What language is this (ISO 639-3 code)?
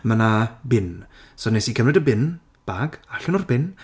cym